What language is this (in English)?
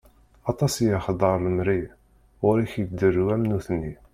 Kabyle